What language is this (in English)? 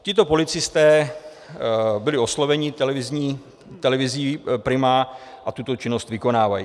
Czech